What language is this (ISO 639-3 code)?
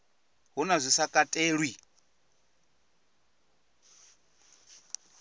ven